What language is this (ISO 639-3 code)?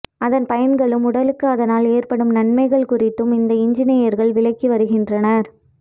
tam